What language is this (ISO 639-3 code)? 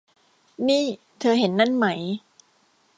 tha